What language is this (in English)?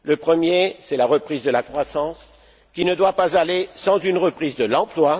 French